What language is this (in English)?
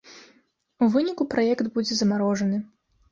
Belarusian